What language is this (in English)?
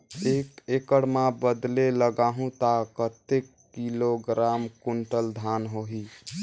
Chhattisgarhi